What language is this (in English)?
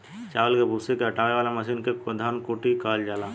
Bhojpuri